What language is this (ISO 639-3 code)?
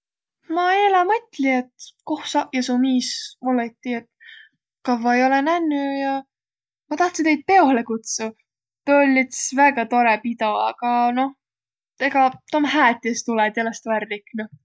vro